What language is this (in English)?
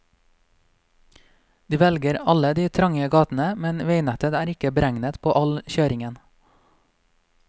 Norwegian